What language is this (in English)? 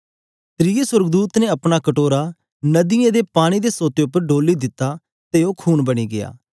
Dogri